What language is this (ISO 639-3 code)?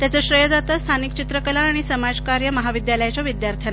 mar